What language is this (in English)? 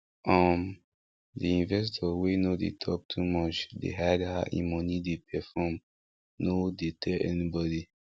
Nigerian Pidgin